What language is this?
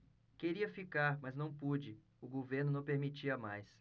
Portuguese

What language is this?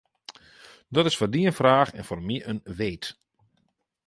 Western Frisian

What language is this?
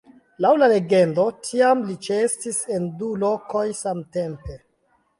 Esperanto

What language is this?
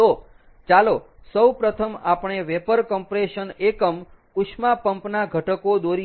Gujarati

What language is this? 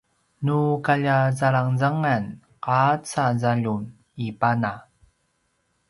Paiwan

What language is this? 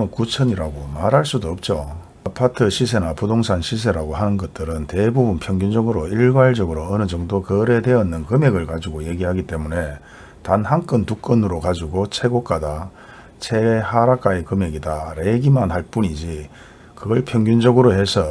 Korean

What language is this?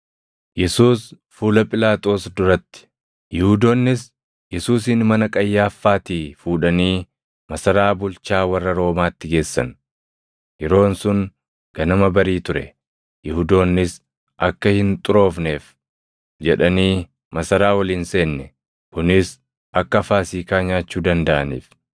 Oromo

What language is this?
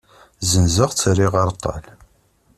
Kabyle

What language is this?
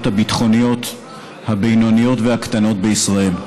Hebrew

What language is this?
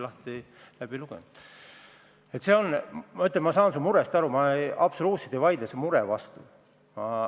Estonian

